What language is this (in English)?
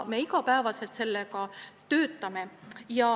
Estonian